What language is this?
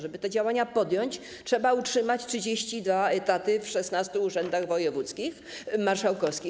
Polish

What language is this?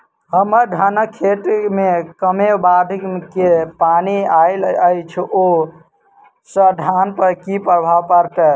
Maithili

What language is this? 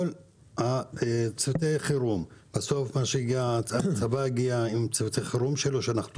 Hebrew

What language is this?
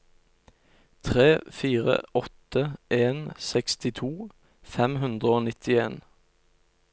Norwegian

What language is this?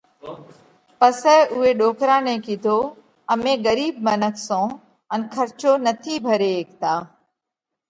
Parkari Koli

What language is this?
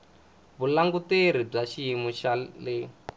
Tsonga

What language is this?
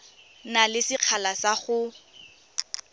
Tswana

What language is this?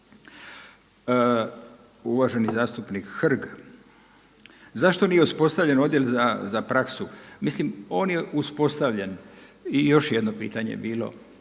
Croatian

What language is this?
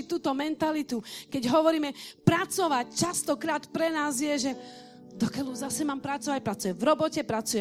Slovak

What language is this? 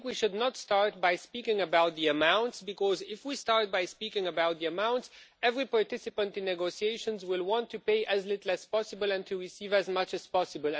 English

